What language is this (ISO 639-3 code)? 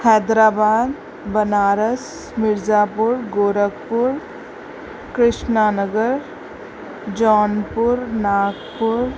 snd